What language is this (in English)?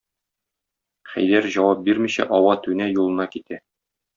Tatar